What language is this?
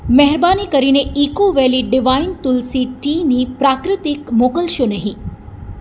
Gujarati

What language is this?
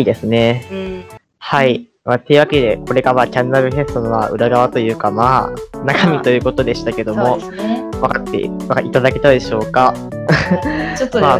Japanese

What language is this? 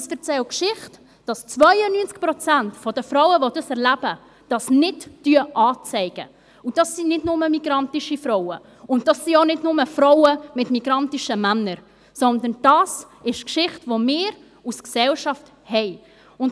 Swiss German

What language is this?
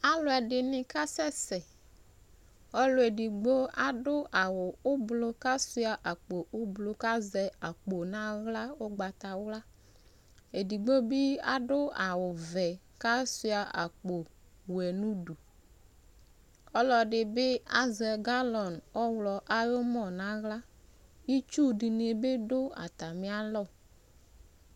Ikposo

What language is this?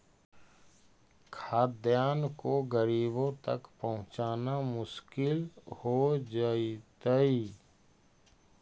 Magahi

